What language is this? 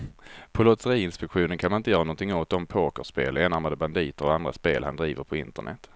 Swedish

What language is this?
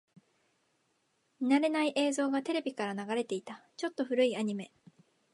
Japanese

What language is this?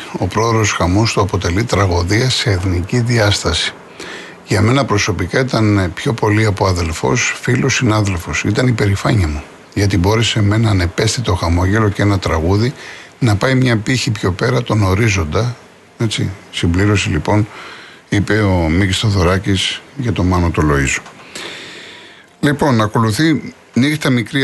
Greek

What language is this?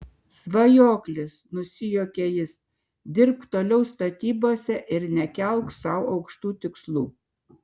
Lithuanian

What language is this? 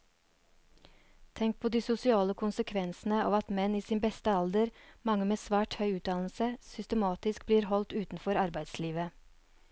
Norwegian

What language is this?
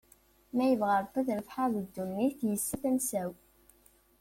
Kabyle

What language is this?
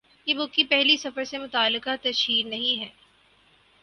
Urdu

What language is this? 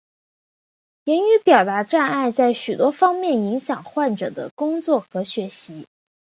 Chinese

